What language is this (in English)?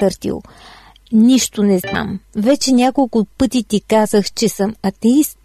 Bulgarian